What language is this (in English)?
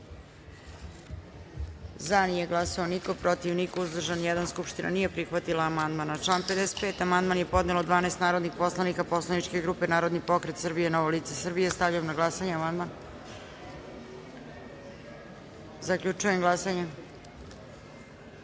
Serbian